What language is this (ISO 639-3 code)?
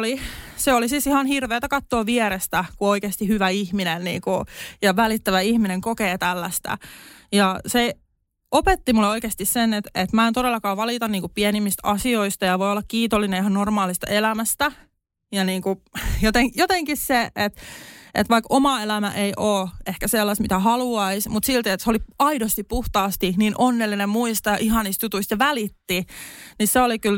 fin